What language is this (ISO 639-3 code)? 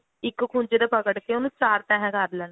pan